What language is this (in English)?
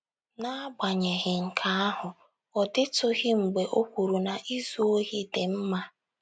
Igbo